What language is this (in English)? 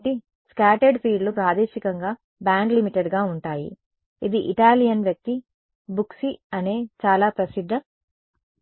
Telugu